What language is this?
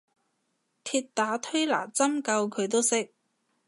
Cantonese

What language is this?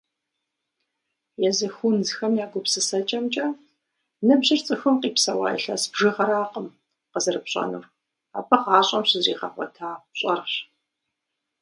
Kabardian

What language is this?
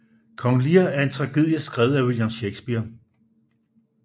Danish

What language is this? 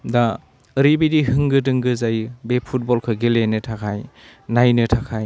Bodo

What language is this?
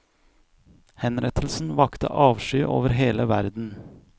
Norwegian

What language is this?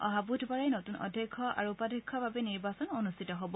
Assamese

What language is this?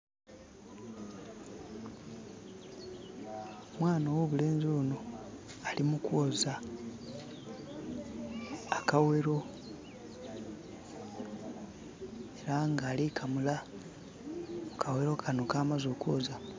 Soga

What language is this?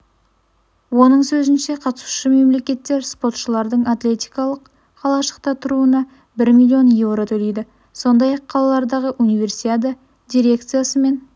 Kazakh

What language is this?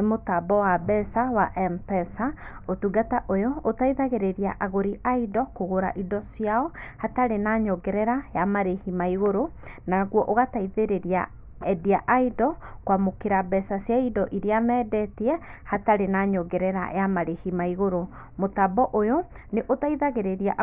Kikuyu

